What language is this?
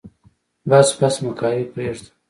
Pashto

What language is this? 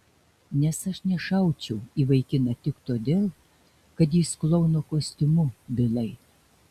Lithuanian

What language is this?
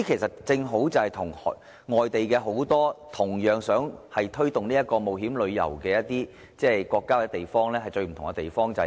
Cantonese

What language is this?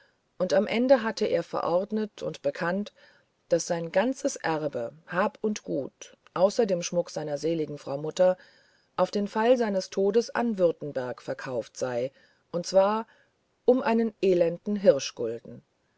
German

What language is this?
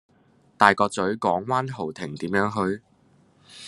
Cantonese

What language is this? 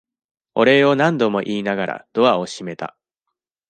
Japanese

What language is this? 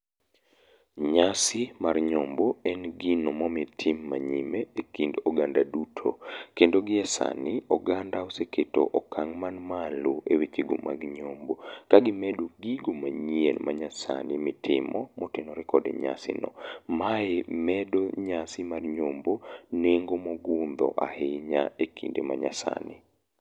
Luo (Kenya and Tanzania)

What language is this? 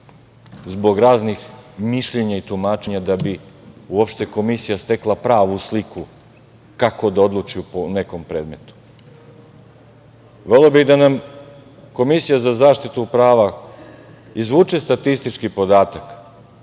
Serbian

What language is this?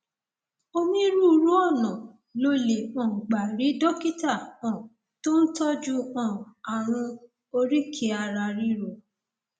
Yoruba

